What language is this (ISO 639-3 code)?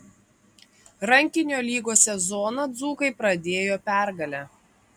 lit